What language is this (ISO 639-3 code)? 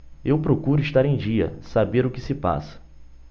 por